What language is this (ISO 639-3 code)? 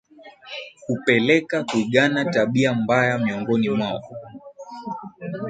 swa